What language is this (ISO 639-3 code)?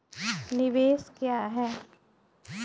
mai